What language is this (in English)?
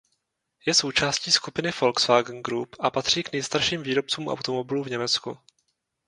Czech